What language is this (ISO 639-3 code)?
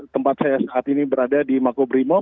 ind